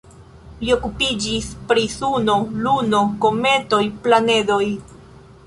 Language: Esperanto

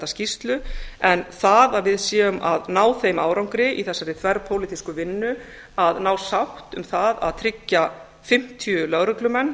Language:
Icelandic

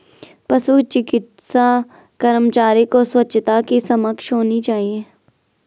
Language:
Hindi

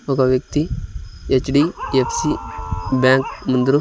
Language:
Telugu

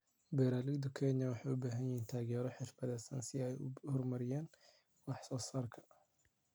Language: Somali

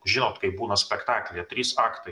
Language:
Lithuanian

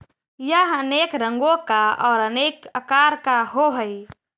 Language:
Magahi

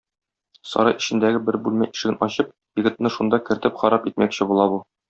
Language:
Tatar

